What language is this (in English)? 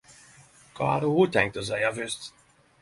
Norwegian Nynorsk